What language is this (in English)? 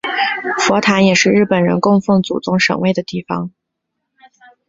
Chinese